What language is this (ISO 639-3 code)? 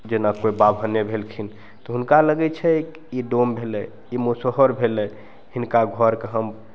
mai